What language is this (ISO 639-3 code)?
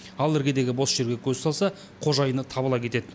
kaz